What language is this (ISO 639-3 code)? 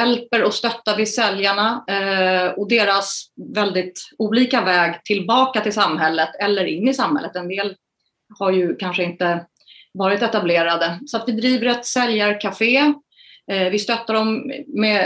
swe